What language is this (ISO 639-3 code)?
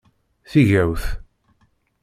kab